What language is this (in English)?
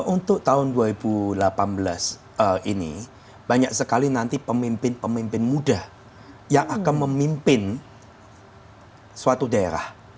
Indonesian